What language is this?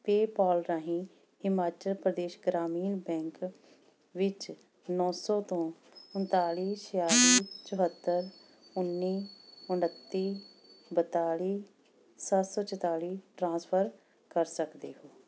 Punjabi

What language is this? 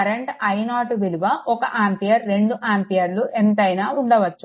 Telugu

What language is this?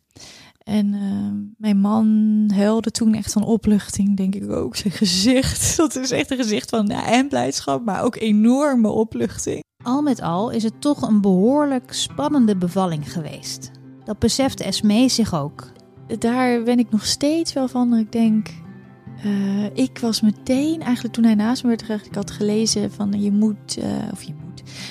Dutch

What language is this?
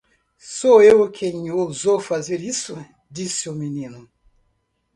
Portuguese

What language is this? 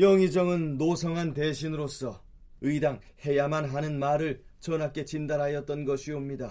Korean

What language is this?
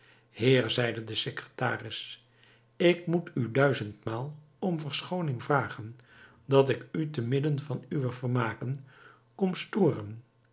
Dutch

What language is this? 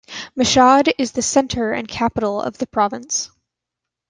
English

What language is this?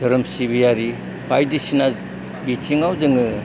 Bodo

